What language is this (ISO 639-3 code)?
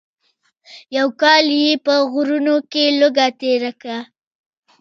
pus